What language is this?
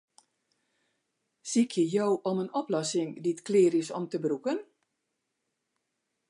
Western Frisian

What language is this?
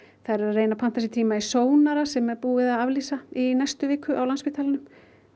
Icelandic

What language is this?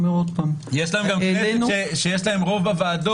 Hebrew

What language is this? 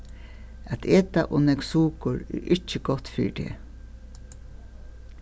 Faroese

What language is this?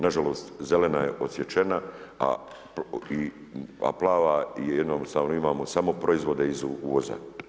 Croatian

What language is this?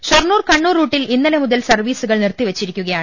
Malayalam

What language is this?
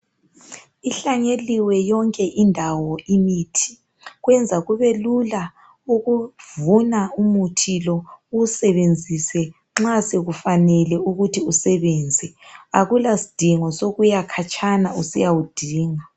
North Ndebele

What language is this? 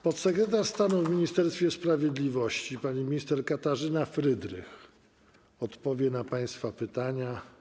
Polish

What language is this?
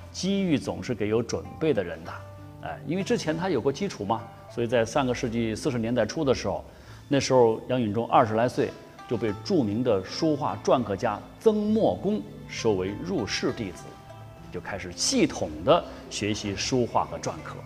Chinese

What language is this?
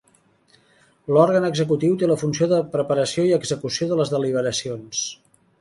Catalan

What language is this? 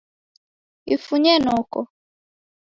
Taita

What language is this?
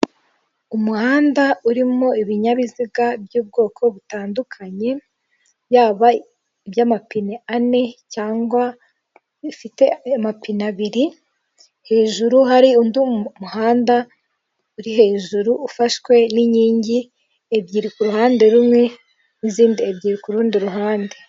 Kinyarwanda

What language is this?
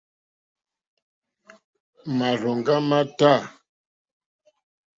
Mokpwe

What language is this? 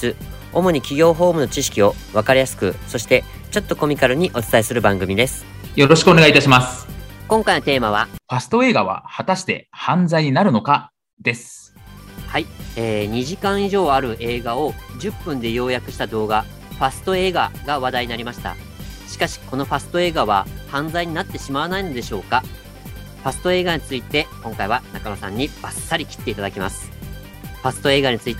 Japanese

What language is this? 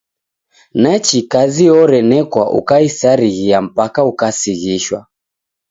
Taita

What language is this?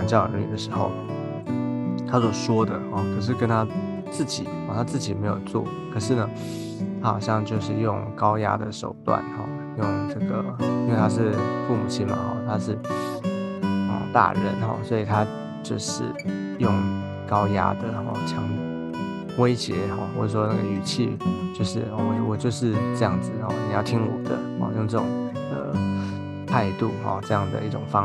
Chinese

